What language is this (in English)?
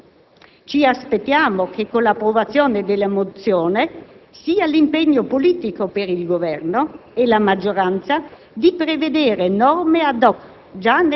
Italian